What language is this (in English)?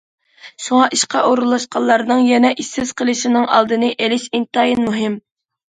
Uyghur